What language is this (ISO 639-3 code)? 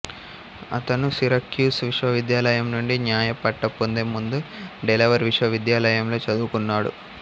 tel